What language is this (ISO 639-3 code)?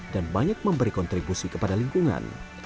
ind